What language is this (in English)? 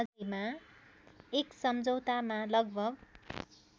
Nepali